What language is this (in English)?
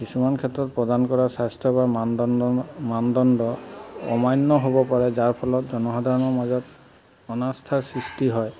Assamese